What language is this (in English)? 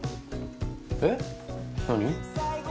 Japanese